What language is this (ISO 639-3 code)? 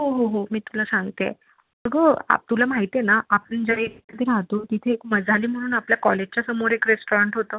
mar